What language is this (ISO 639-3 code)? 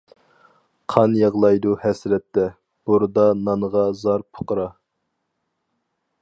uig